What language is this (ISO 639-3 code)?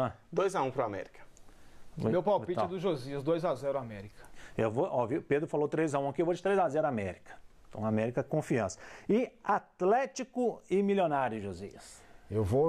por